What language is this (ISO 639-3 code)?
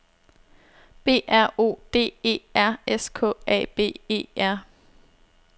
dan